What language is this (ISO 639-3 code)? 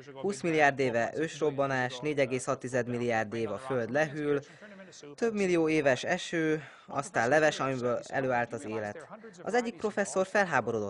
hun